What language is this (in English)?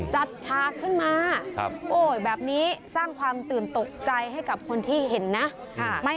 Thai